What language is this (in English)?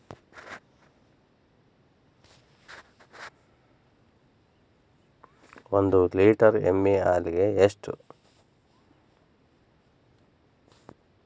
Kannada